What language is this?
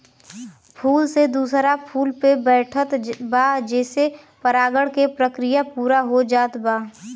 Bhojpuri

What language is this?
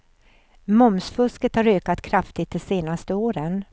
Swedish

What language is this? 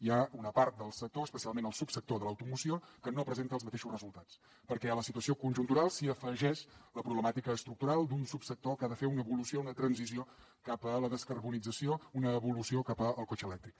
Catalan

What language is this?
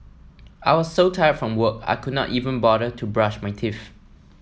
English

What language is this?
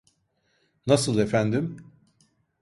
Turkish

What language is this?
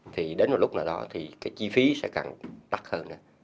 Vietnamese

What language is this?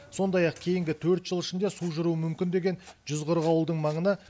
Kazakh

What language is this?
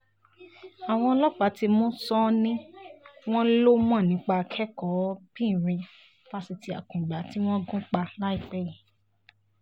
Yoruba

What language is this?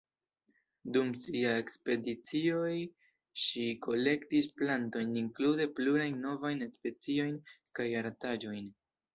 Esperanto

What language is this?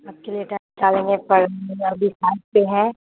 Urdu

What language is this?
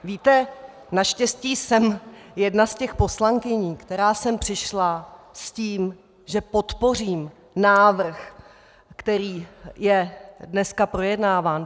Czech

